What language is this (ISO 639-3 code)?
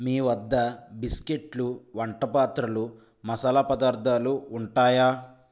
tel